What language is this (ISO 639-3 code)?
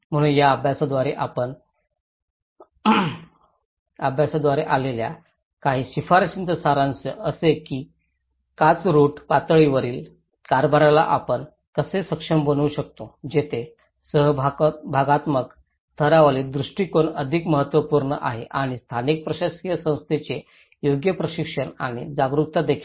mar